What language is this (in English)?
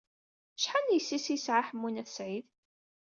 Kabyle